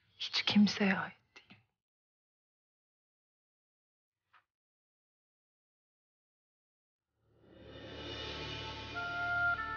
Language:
Turkish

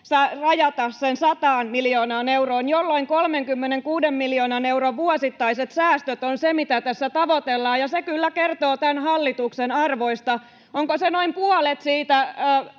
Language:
Finnish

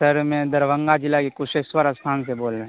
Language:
Urdu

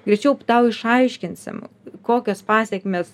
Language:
Lithuanian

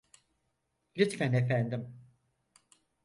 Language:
Turkish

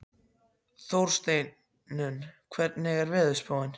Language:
Icelandic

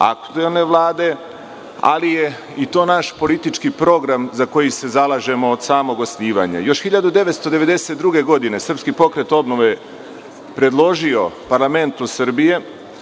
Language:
Serbian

